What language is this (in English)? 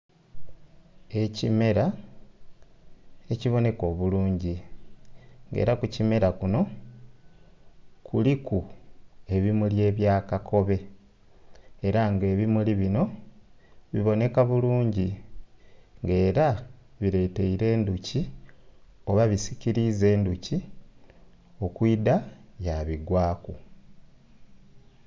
Soga